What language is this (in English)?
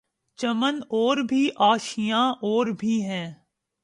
Urdu